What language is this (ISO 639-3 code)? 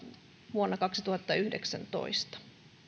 fin